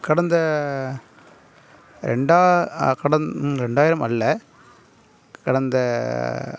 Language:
Tamil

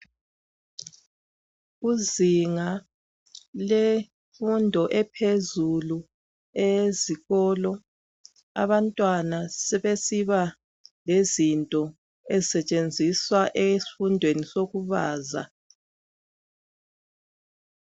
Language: North Ndebele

